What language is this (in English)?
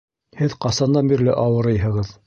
Bashkir